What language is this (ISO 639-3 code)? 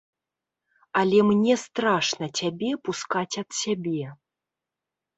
bel